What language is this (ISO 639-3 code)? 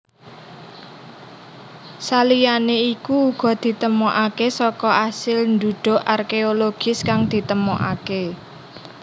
jav